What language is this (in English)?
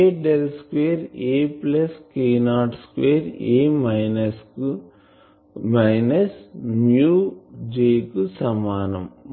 Telugu